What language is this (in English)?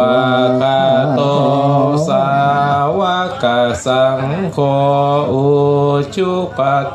Thai